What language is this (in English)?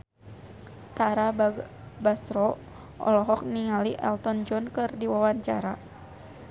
Sundanese